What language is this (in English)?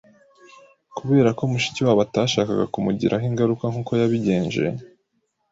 Kinyarwanda